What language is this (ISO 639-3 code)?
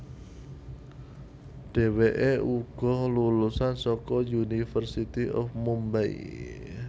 jav